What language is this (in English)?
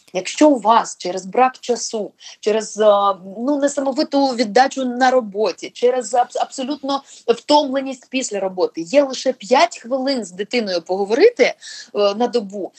Ukrainian